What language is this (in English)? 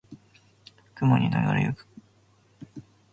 Japanese